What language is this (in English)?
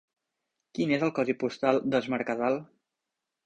Catalan